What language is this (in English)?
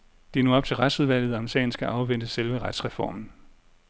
Danish